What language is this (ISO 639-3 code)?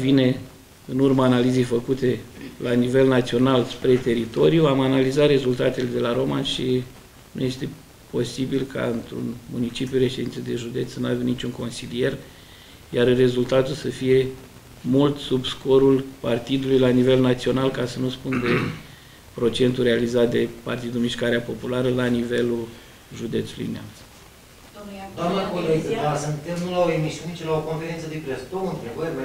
ron